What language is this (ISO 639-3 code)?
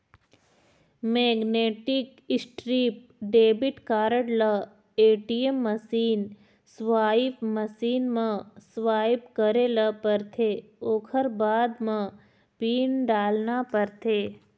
hne